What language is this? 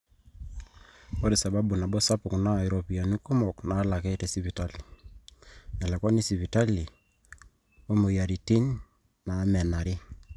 Masai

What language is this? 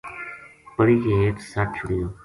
Gujari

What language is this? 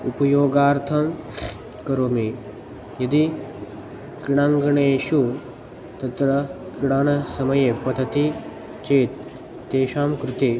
Sanskrit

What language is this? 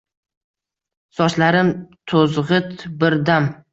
Uzbek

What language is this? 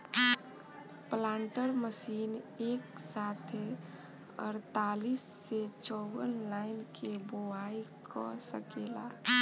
Bhojpuri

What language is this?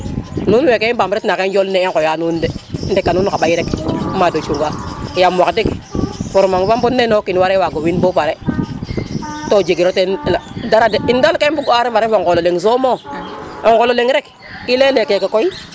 Serer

